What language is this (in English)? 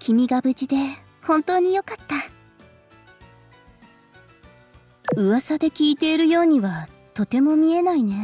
Japanese